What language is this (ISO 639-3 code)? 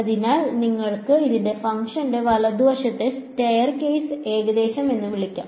mal